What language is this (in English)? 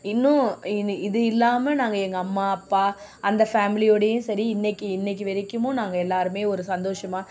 Tamil